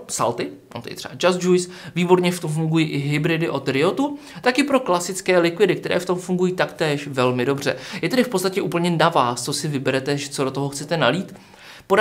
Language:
Czech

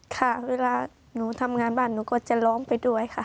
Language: Thai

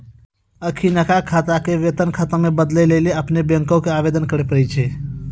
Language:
Maithili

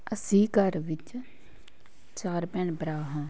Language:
Punjabi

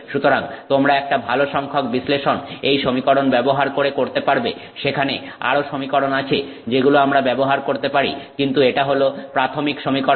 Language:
Bangla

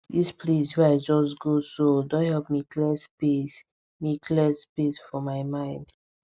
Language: Nigerian Pidgin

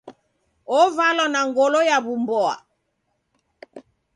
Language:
Taita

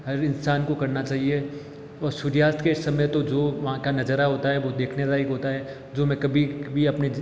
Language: Hindi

